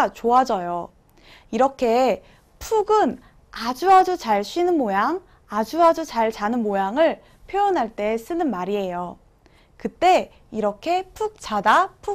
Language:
Korean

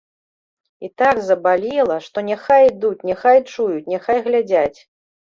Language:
Belarusian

